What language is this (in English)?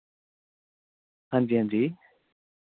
Dogri